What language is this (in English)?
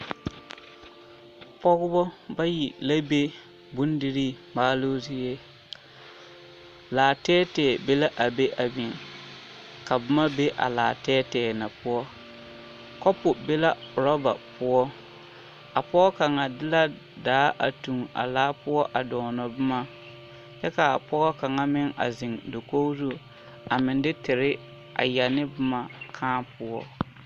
Southern Dagaare